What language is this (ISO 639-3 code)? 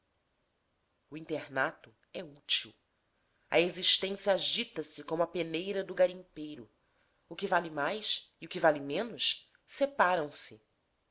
por